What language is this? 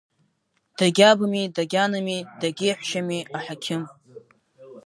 Abkhazian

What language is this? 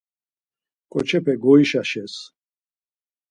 Laz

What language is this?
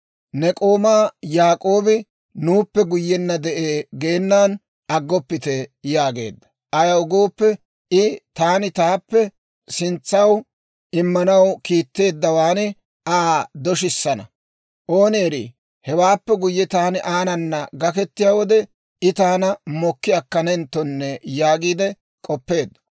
Dawro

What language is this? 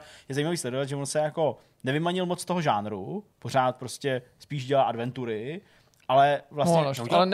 Czech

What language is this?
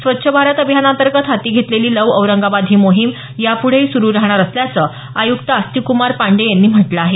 Marathi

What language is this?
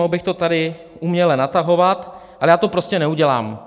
Czech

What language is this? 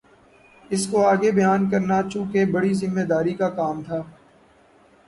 Urdu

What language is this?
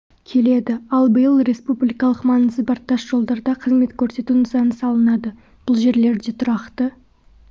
Kazakh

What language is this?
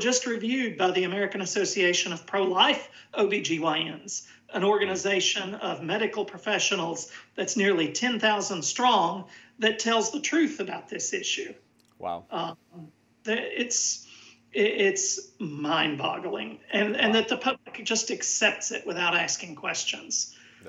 English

